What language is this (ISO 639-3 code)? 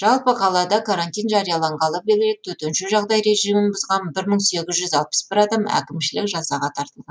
kaz